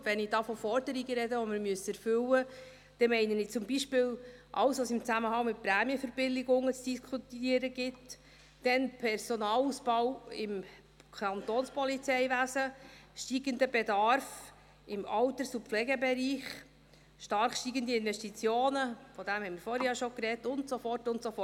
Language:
Swiss German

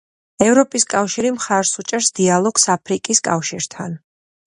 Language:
Georgian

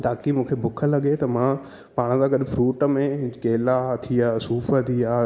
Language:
Sindhi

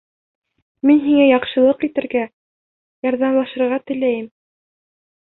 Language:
Bashkir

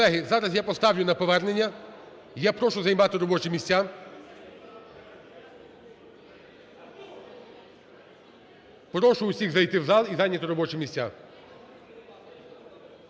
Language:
Ukrainian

